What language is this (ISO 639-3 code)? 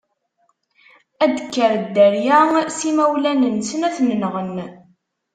kab